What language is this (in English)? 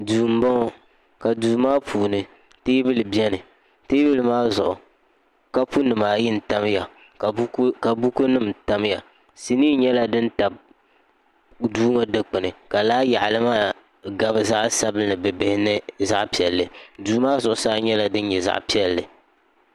Dagbani